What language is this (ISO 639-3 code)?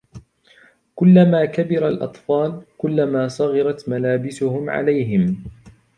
ara